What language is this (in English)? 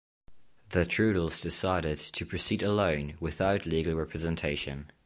English